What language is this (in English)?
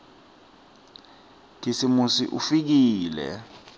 Swati